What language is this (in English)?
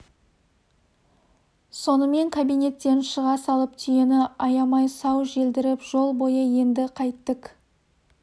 Kazakh